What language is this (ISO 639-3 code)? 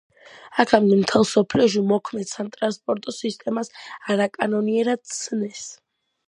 kat